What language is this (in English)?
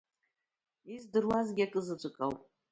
Abkhazian